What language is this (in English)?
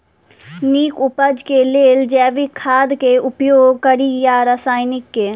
Maithili